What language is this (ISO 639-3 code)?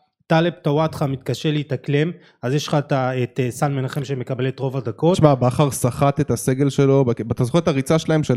heb